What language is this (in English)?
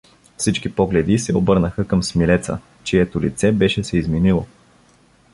Bulgarian